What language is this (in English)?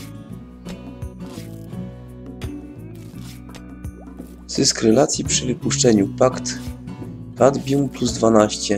Polish